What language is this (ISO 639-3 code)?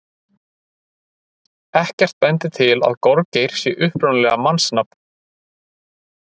isl